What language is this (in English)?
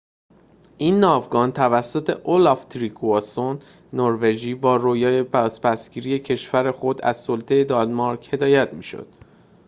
Persian